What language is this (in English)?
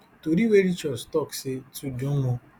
Nigerian Pidgin